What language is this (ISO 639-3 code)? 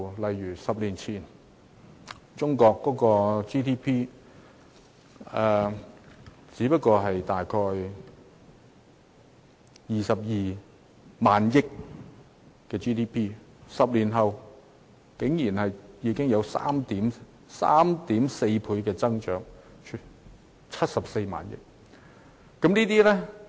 yue